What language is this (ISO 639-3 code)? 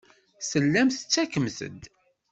kab